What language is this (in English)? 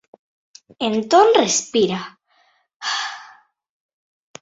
Galician